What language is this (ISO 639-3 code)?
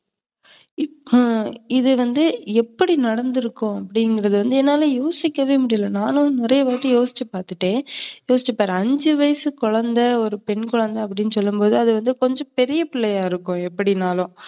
tam